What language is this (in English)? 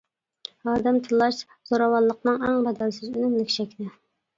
Uyghur